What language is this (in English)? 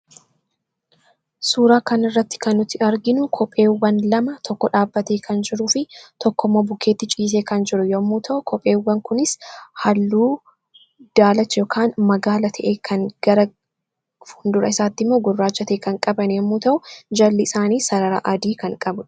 Oromo